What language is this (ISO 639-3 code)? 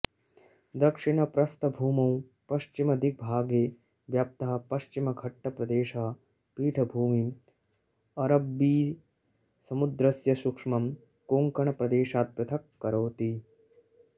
san